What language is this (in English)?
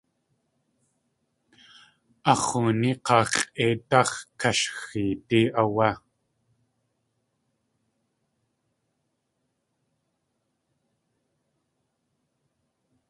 Tlingit